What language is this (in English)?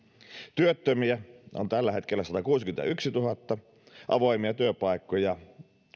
Finnish